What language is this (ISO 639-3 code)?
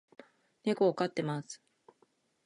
jpn